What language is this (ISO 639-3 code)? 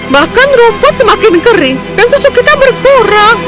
ind